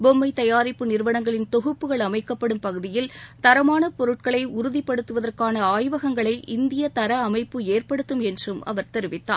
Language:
Tamil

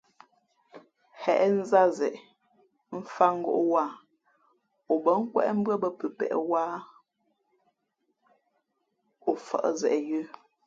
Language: Fe'fe'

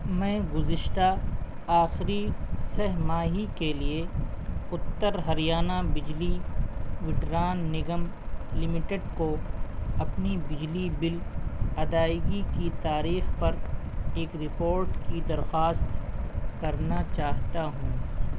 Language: Urdu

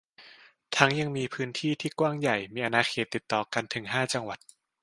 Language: Thai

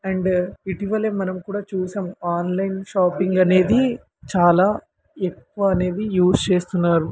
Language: Telugu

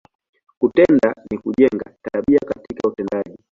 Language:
Swahili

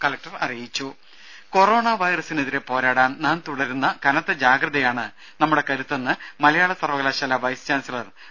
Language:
Malayalam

